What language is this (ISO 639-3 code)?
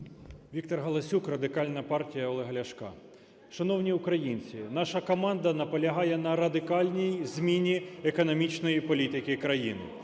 ukr